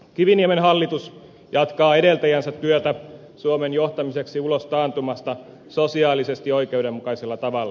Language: Finnish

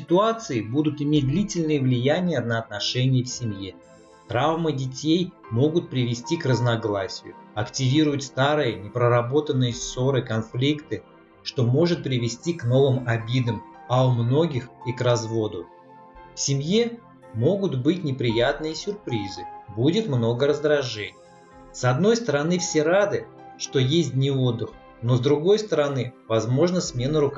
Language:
Russian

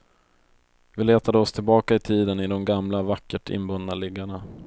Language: Swedish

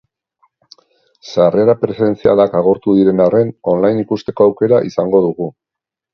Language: Basque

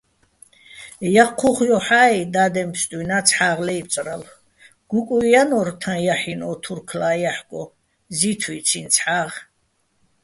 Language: Bats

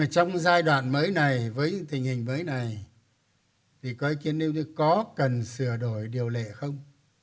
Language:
Vietnamese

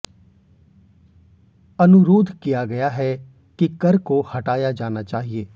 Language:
Hindi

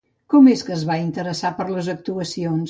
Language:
Catalan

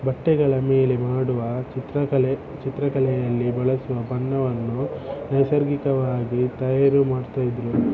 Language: Kannada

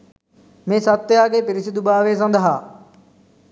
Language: Sinhala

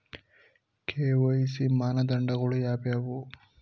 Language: Kannada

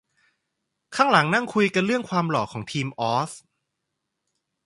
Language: Thai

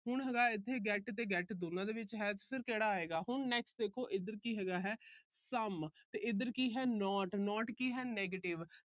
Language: Punjabi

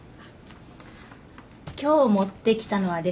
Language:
Japanese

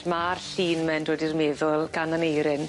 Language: Welsh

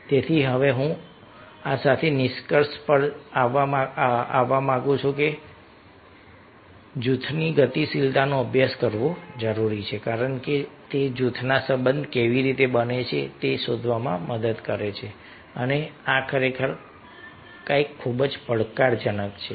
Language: Gujarati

